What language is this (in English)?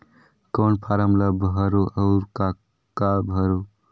Chhattisgarhi